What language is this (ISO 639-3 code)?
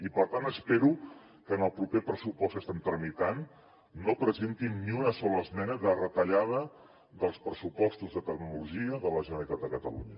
cat